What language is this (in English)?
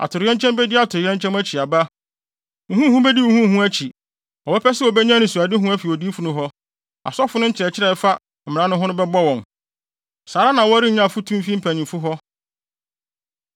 Akan